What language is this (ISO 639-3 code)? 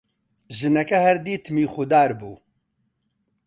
ckb